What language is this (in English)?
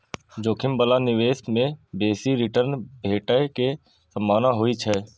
Maithili